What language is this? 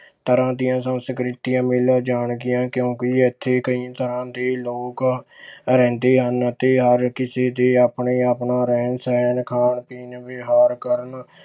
Punjabi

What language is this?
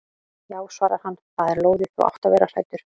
Icelandic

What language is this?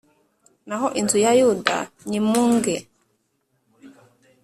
Kinyarwanda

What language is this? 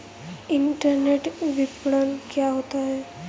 Hindi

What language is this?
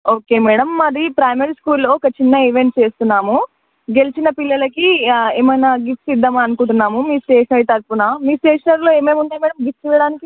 Telugu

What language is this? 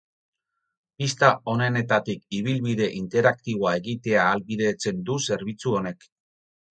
Basque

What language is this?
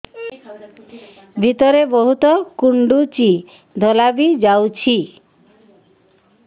Odia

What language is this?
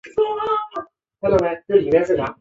Chinese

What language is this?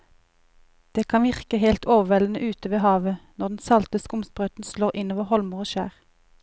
Norwegian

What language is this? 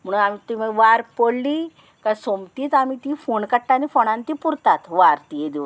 Konkani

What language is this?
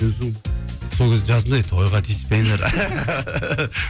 Kazakh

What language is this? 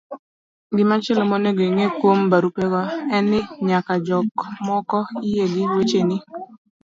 Luo (Kenya and Tanzania)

